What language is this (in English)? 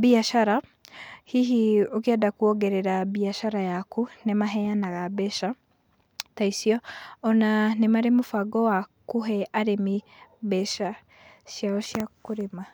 Kikuyu